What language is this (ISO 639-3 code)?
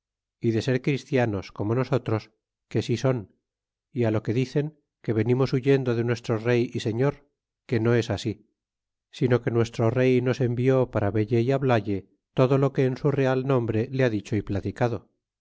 spa